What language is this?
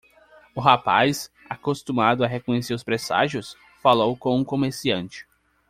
Portuguese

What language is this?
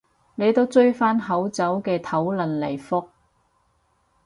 Cantonese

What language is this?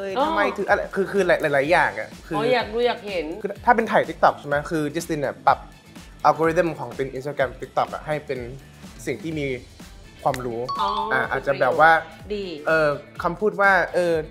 Thai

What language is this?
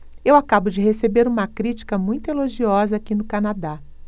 Portuguese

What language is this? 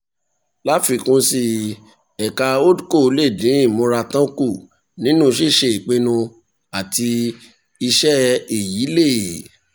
Yoruba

